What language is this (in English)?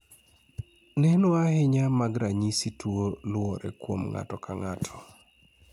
Luo (Kenya and Tanzania)